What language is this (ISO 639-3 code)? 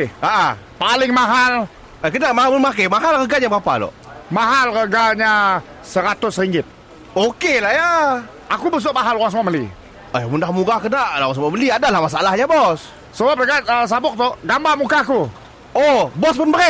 msa